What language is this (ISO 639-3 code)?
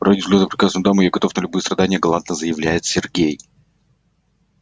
rus